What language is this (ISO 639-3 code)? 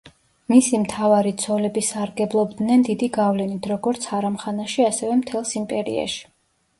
kat